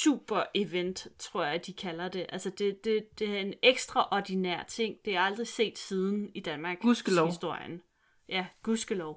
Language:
Danish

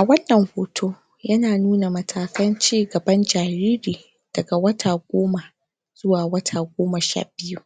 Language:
Hausa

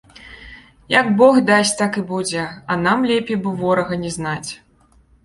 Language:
Belarusian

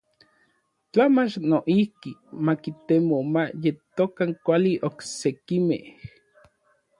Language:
Orizaba Nahuatl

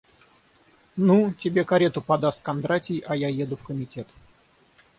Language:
Russian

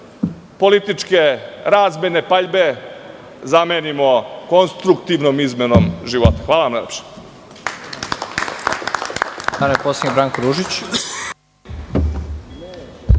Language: Serbian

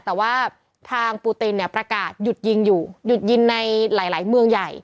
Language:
Thai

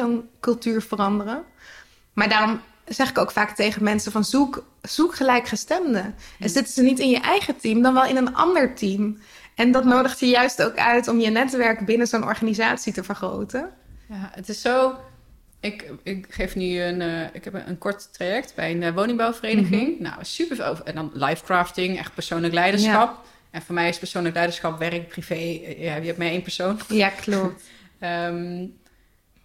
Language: Dutch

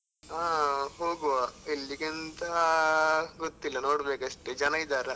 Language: Kannada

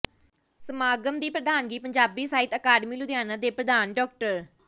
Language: Punjabi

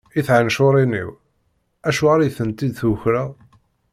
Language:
Kabyle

